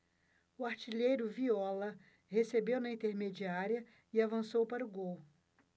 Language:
Portuguese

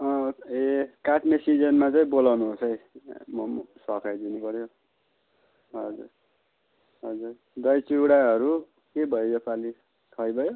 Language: Nepali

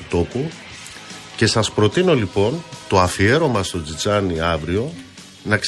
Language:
Greek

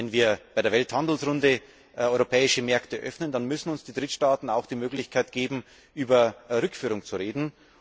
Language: German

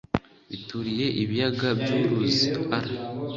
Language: Kinyarwanda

